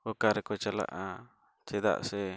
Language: Santali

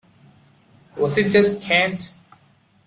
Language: English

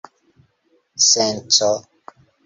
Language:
Esperanto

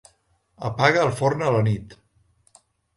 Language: Catalan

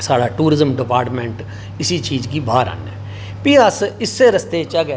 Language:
Dogri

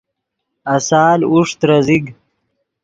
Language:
Yidgha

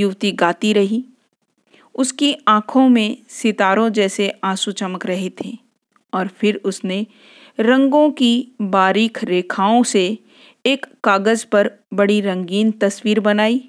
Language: Hindi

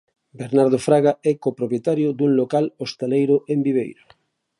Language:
Galician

